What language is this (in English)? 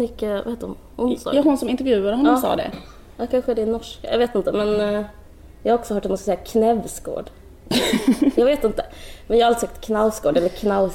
Swedish